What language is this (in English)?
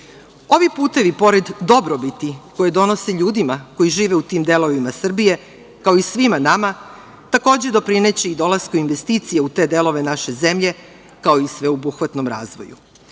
Serbian